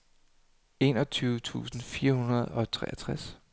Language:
Danish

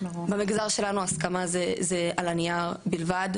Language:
Hebrew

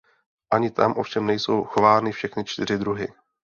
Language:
Czech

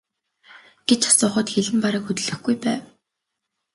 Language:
Mongolian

